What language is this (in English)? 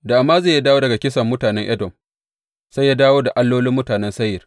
Hausa